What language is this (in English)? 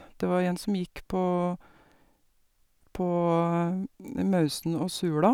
Norwegian